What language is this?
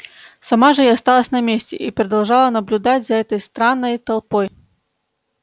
Russian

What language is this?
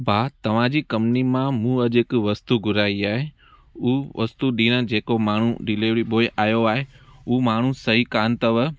Sindhi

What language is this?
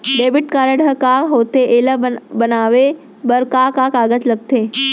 Chhattisgarhi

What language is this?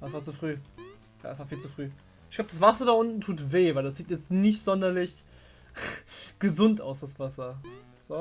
German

